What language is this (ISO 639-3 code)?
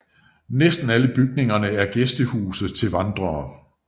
dan